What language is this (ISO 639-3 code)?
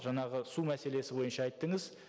kaz